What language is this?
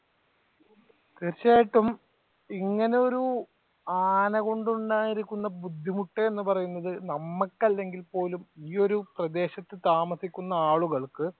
Malayalam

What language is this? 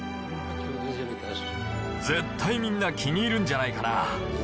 Japanese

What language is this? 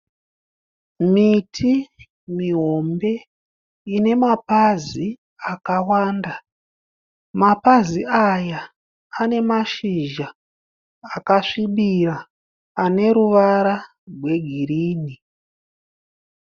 Shona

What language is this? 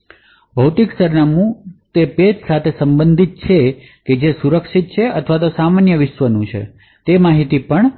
Gujarati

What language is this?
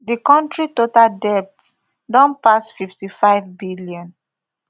Nigerian Pidgin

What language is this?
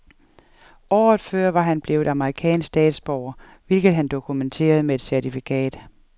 Danish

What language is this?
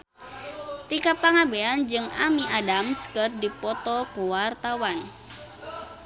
Sundanese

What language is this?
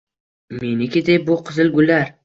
Uzbek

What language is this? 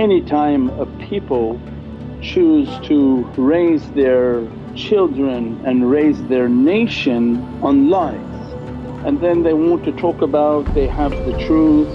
English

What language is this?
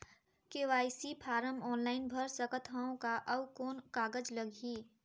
Chhattisgarhi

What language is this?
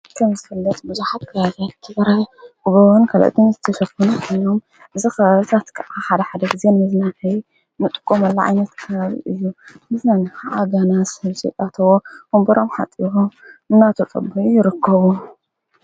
Tigrinya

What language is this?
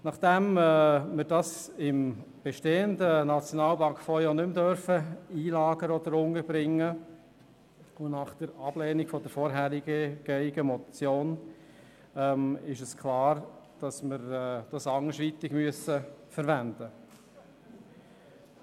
Swiss German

